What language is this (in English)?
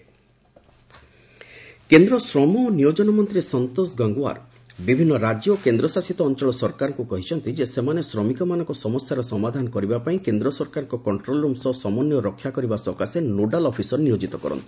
Odia